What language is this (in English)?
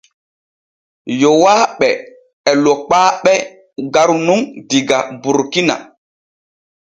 Borgu Fulfulde